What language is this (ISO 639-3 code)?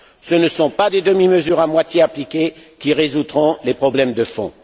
fra